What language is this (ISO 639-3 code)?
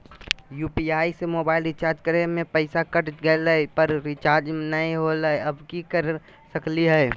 mag